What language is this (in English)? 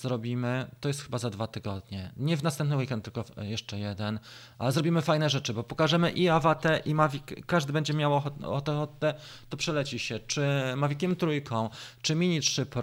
Polish